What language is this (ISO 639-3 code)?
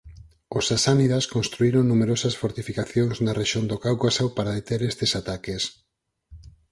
glg